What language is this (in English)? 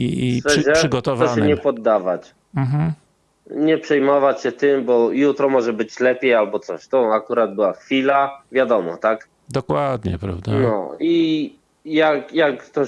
Polish